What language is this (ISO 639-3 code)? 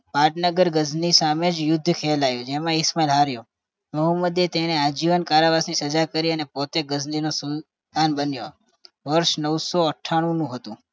guj